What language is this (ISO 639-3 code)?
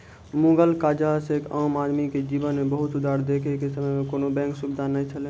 mai